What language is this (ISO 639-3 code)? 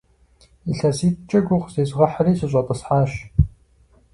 kbd